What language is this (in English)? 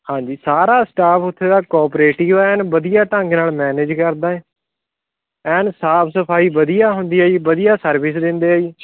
Punjabi